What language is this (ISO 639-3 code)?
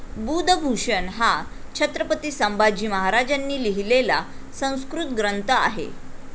mar